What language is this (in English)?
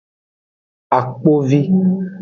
Aja (Benin)